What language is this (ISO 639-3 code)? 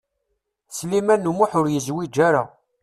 kab